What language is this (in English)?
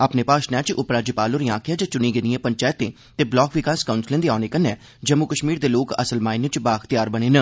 Dogri